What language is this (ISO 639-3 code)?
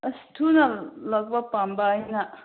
mni